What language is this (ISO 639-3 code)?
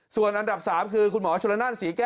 tha